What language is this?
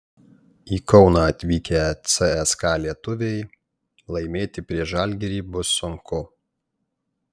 Lithuanian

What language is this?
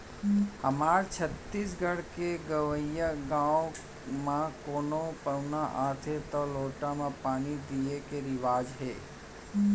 Chhattisgarhi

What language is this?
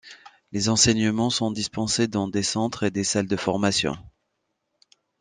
French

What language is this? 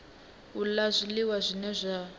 Venda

